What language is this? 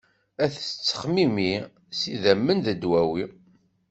Kabyle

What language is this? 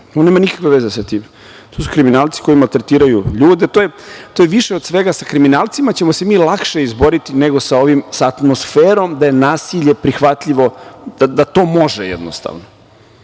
Serbian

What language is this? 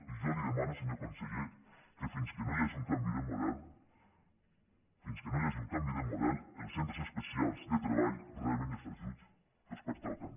Catalan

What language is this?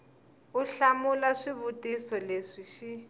Tsonga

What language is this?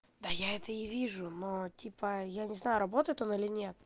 Russian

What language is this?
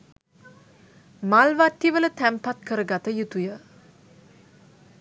Sinhala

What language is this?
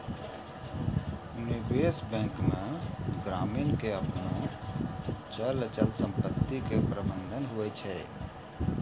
Maithili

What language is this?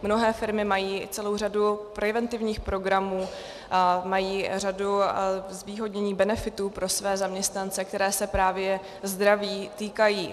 Czech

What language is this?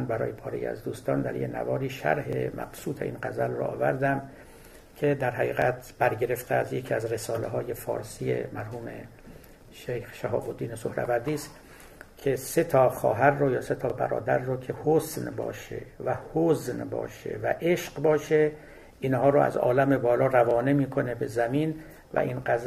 Persian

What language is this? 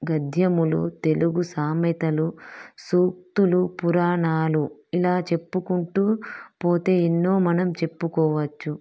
Telugu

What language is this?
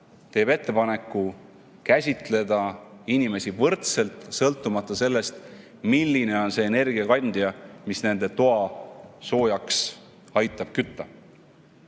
Estonian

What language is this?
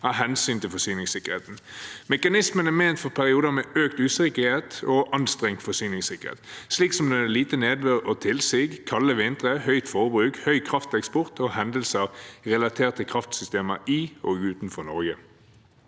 Norwegian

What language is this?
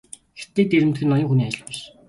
Mongolian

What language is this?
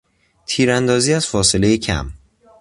Persian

